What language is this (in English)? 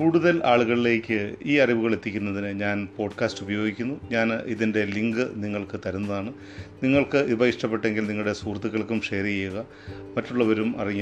Malayalam